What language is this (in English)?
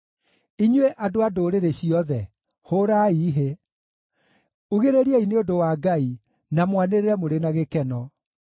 Kikuyu